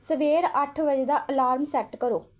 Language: Punjabi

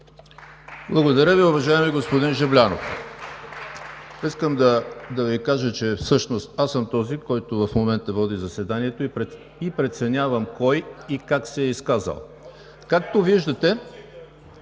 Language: Bulgarian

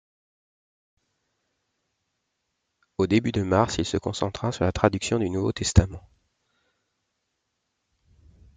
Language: French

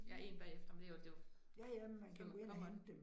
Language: Danish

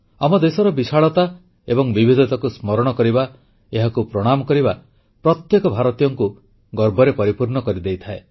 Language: Odia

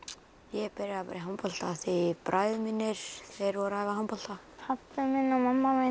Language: Icelandic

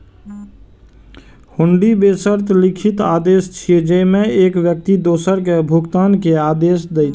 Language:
Maithili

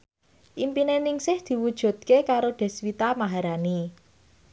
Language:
Javanese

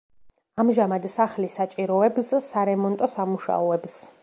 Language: Georgian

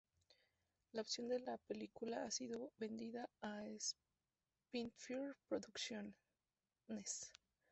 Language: Spanish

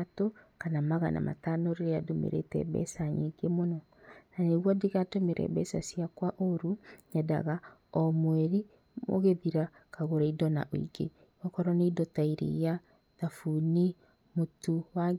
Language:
Kikuyu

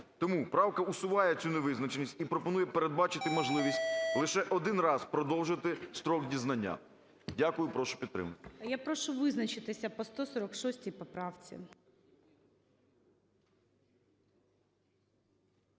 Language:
Ukrainian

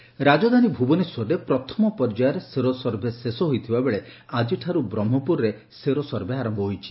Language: Odia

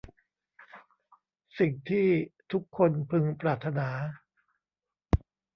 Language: Thai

